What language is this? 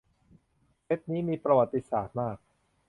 Thai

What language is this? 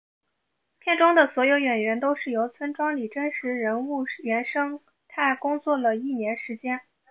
Chinese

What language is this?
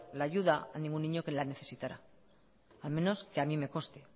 Spanish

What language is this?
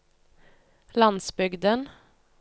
Norwegian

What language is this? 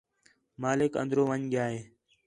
Khetrani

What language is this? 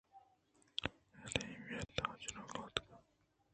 Eastern Balochi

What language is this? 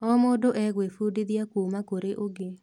Kikuyu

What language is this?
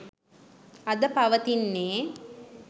Sinhala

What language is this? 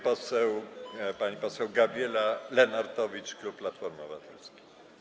Polish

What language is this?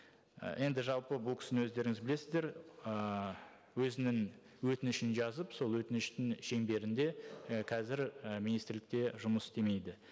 Kazakh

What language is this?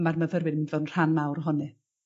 Welsh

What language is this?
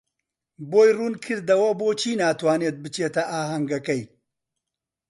Central Kurdish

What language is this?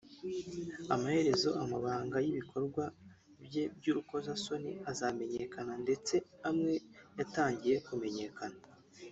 Kinyarwanda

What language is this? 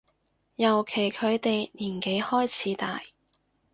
Cantonese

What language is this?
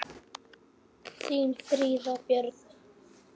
Icelandic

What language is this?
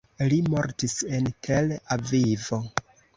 Esperanto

